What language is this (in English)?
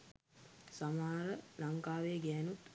Sinhala